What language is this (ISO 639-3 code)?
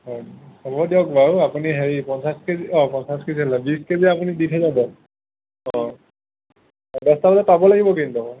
asm